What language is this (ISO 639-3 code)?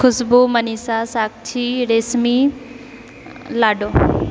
mai